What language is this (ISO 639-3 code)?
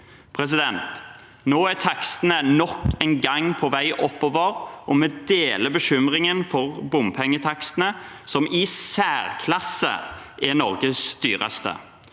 nor